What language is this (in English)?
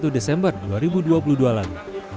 Indonesian